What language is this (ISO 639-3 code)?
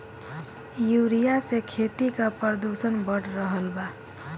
bho